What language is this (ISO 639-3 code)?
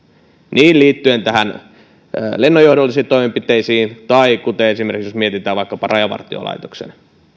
fin